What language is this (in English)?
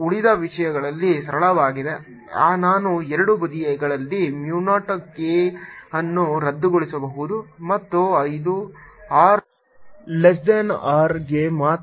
Kannada